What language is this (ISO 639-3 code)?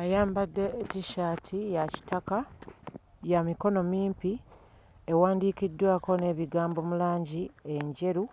lug